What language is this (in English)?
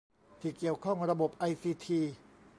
Thai